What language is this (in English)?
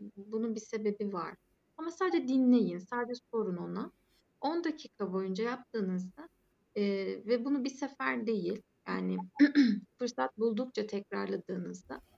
Turkish